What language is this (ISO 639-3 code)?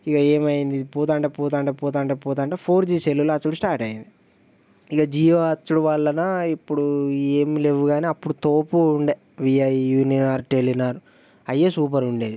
tel